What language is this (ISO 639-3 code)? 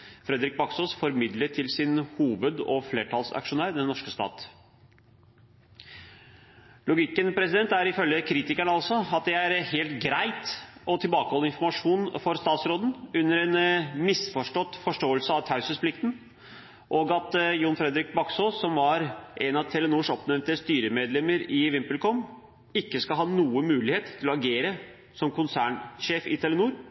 nob